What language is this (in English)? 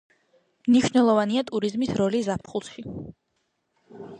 Georgian